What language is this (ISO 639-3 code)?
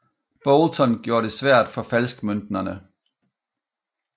dan